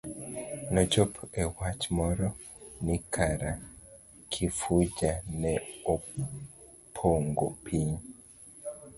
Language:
Luo (Kenya and Tanzania)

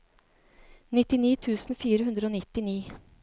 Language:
Norwegian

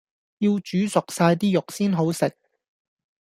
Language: Cantonese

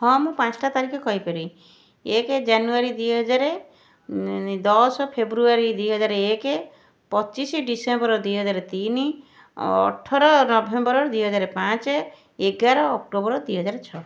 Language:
Odia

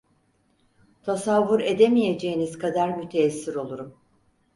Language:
Turkish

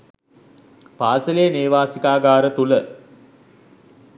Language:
Sinhala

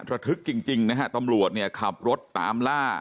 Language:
Thai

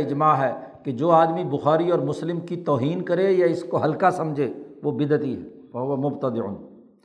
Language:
Urdu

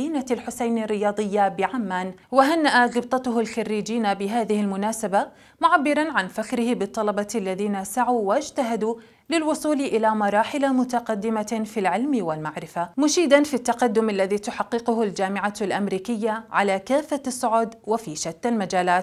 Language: Arabic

